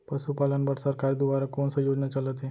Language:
Chhattisgarhi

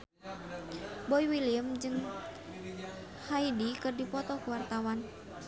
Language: Sundanese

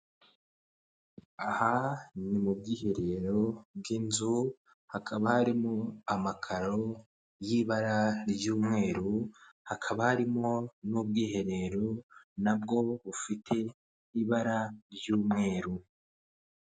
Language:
Kinyarwanda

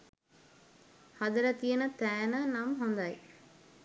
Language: Sinhala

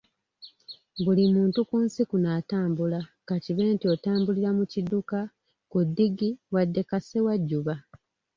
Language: Ganda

